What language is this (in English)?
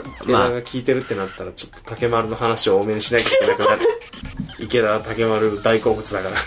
Japanese